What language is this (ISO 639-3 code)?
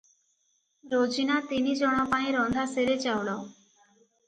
ori